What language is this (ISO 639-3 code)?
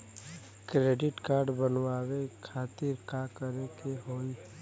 bho